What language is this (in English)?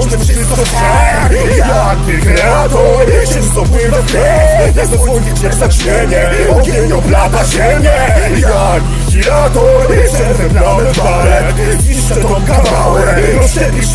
Polish